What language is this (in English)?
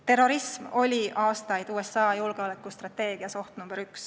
Estonian